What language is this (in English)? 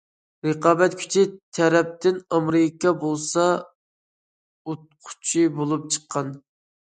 Uyghur